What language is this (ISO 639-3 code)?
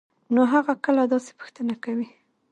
pus